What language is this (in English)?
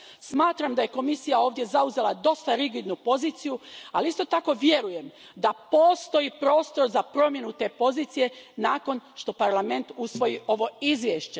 Croatian